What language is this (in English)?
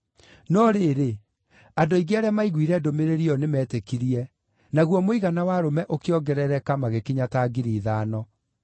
Kikuyu